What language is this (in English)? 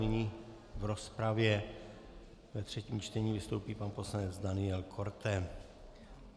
Czech